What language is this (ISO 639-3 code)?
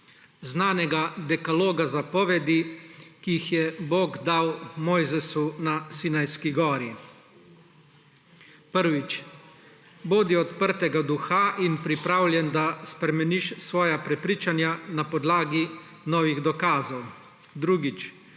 slv